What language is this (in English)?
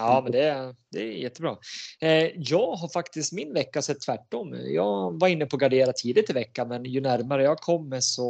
Swedish